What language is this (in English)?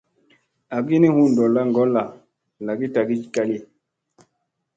Musey